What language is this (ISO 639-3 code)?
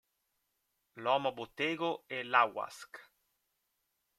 ita